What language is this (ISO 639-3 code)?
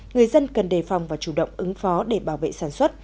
vie